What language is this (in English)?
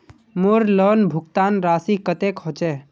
Magahi